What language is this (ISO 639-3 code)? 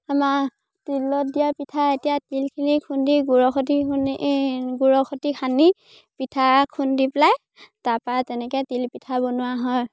asm